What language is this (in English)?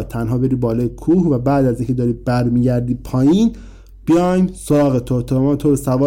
Persian